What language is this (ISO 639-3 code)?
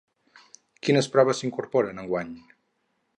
cat